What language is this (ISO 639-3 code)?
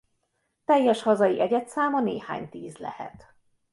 hun